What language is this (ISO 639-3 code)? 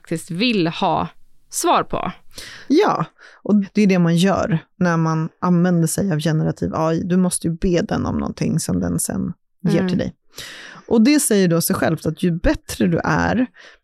swe